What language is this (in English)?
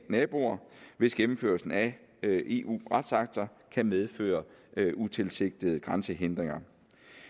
Danish